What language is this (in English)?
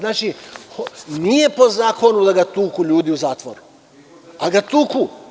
Serbian